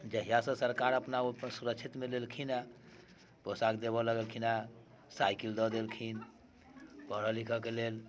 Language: Maithili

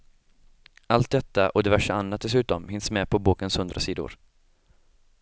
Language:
Swedish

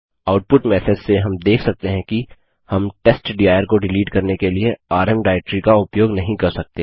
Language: Hindi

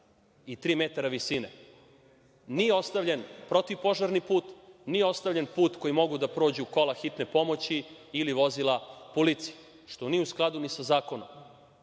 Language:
Serbian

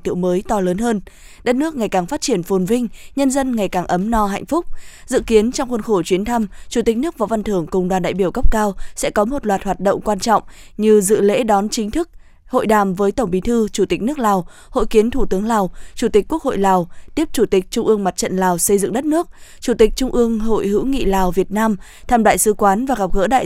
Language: Vietnamese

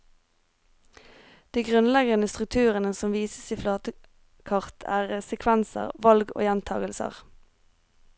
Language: Norwegian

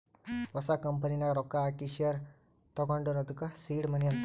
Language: Kannada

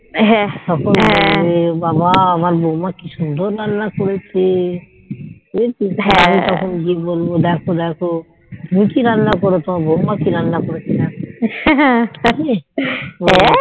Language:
Bangla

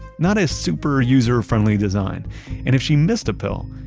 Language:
English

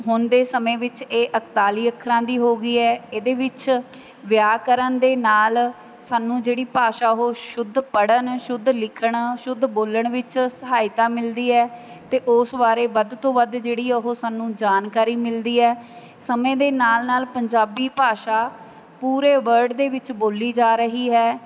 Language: Punjabi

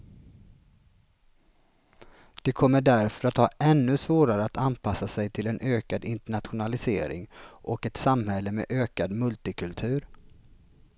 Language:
Swedish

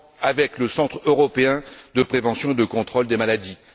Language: French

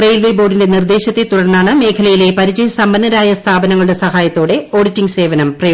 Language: Malayalam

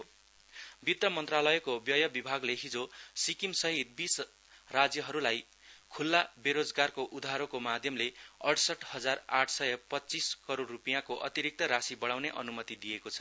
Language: Nepali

